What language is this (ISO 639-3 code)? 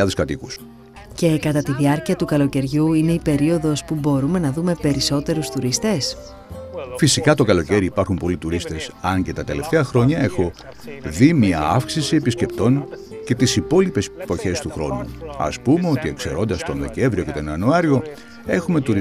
ell